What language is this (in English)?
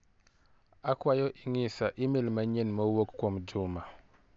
Luo (Kenya and Tanzania)